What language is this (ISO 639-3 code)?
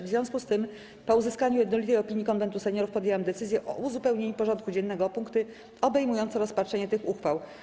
pol